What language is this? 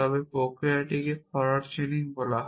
Bangla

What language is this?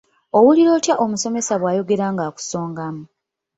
Ganda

